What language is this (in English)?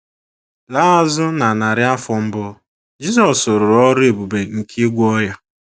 Igbo